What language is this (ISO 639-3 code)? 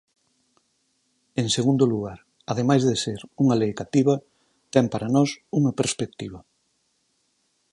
glg